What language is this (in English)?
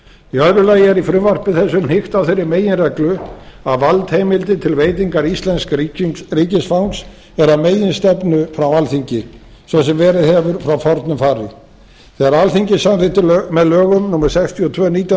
Icelandic